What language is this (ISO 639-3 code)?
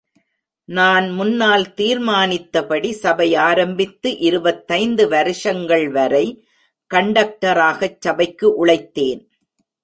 tam